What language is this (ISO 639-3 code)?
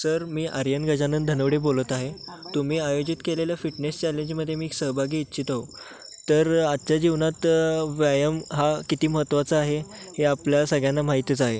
mar